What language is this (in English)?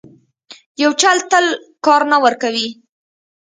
Pashto